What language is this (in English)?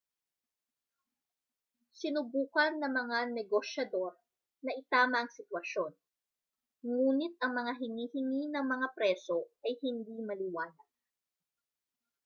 Filipino